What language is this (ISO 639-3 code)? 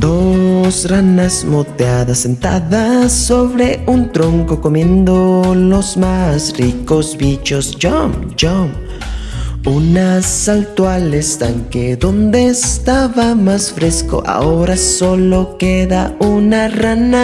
spa